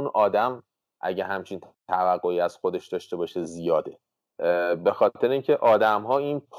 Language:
Persian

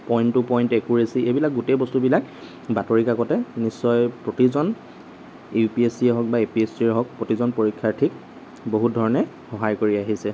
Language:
Assamese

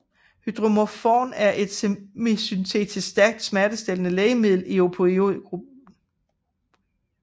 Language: Danish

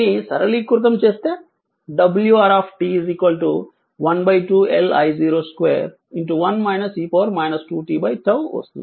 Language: Telugu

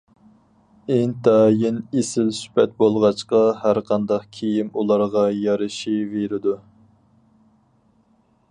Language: Uyghur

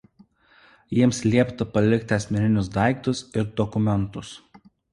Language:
Lithuanian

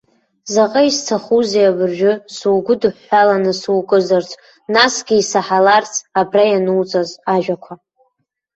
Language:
Abkhazian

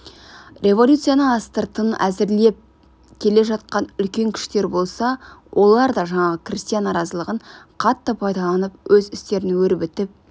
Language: Kazakh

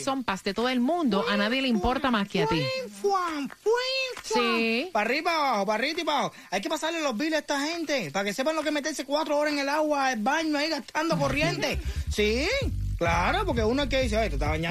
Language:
Spanish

